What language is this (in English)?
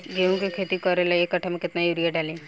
Bhojpuri